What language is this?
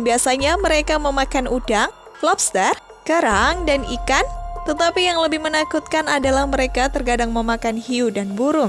Indonesian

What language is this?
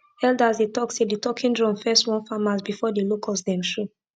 Nigerian Pidgin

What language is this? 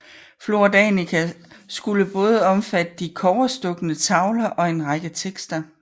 Danish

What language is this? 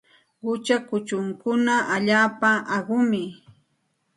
Santa Ana de Tusi Pasco Quechua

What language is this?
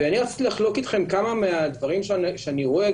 Hebrew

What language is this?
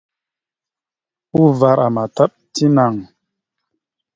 Mada (Cameroon)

